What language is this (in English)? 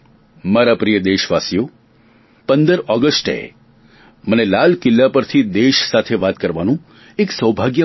Gujarati